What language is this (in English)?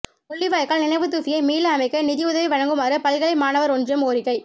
Tamil